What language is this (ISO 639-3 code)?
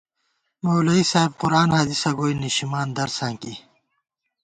gwt